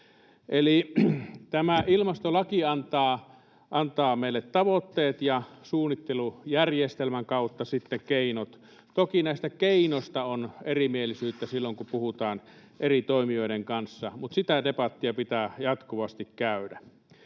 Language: Finnish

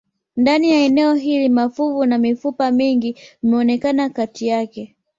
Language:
Swahili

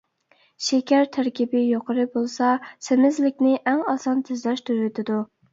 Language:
Uyghur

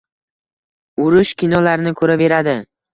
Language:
Uzbek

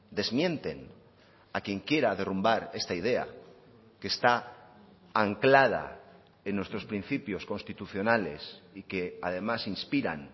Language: Spanish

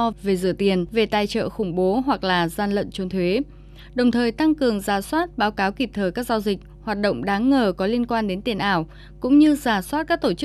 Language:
Vietnamese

